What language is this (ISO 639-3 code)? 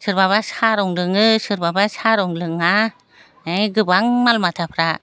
brx